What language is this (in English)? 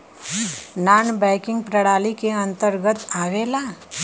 Bhojpuri